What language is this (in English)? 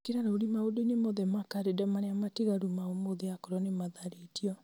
Kikuyu